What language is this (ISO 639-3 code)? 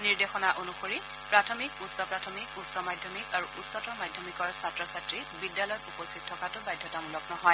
asm